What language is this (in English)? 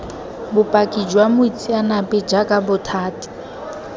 Tswana